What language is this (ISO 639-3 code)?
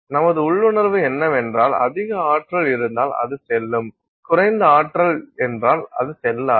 tam